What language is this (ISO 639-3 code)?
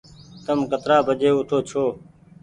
gig